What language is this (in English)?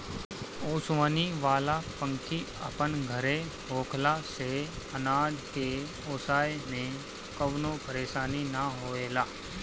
Bhojpuri